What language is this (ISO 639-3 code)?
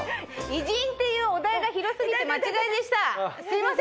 jpn